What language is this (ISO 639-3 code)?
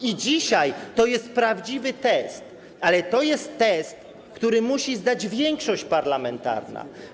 pol